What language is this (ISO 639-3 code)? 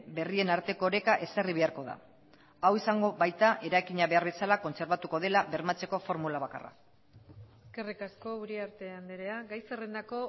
eus